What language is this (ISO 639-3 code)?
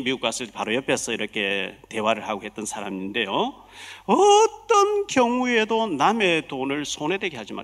kor